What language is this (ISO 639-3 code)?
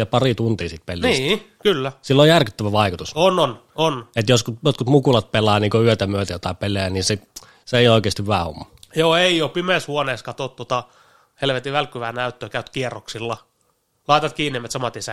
fin